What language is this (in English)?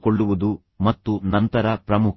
Kannada